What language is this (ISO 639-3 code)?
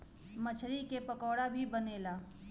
bho